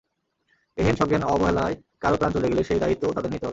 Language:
Bangla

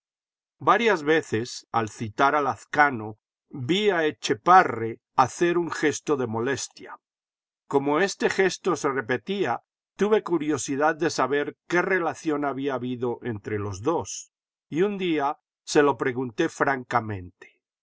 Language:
Spanish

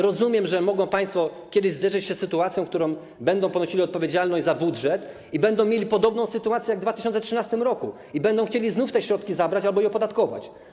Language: Polish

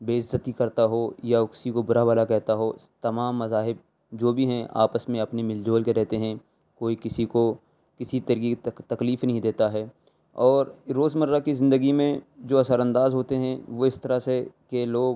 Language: Urdu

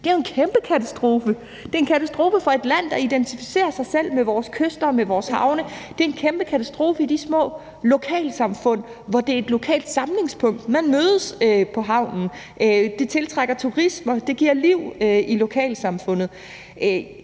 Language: Danish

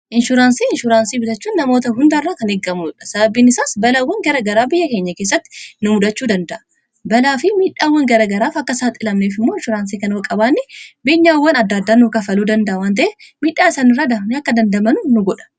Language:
Oromo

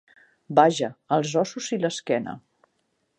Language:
Catalan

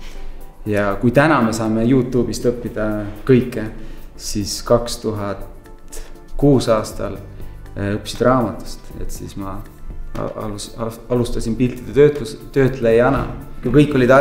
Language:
Italian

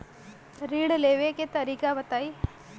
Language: Bhojpuri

